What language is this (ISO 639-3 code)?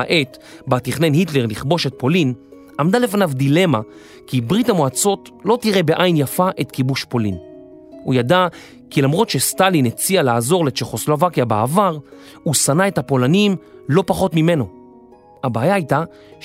heb